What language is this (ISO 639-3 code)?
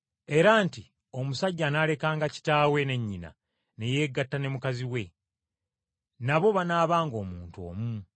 lug